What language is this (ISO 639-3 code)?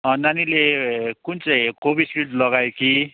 nep